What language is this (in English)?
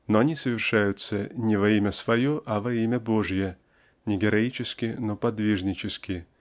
Russian